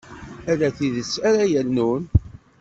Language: Kabyle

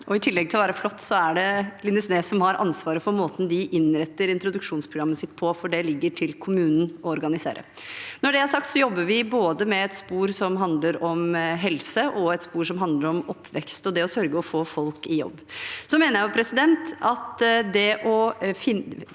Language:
Norwegian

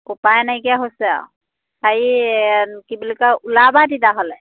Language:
Assamese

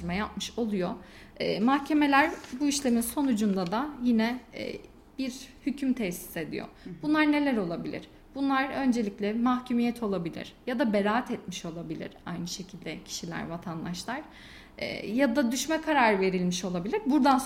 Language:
Turkish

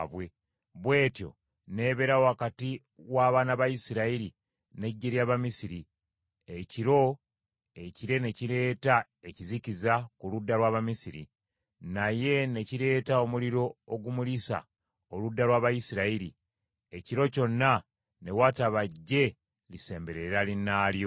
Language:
Ganda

